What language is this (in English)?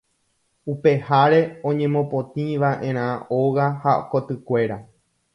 Guarani